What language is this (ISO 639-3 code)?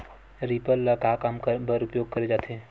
hne